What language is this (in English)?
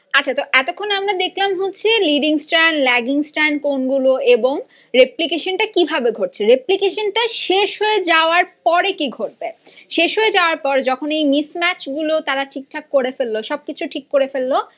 Bangla